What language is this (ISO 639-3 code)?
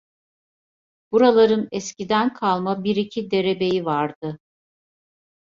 tur